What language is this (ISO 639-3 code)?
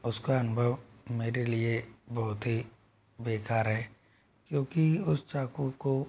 hin